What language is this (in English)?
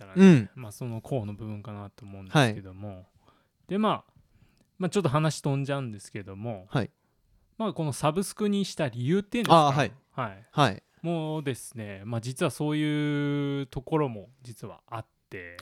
Japanese